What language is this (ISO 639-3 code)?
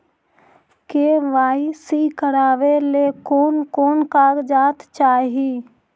mag